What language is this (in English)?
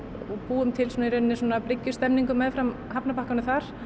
Icelandic